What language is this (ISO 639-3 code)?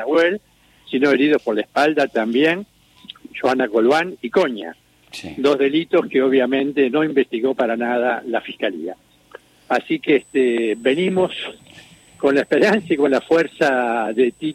spa